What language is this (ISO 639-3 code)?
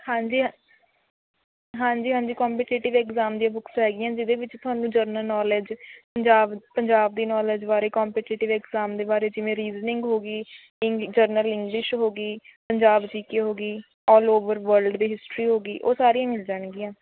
pan